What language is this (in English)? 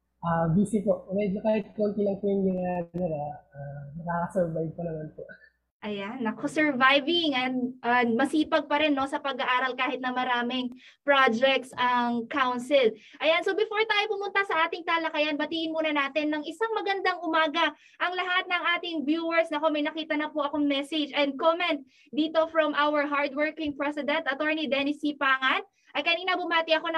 Filipino